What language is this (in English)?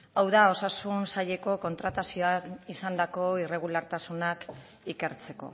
Basque